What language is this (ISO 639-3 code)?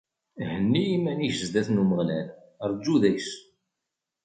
kab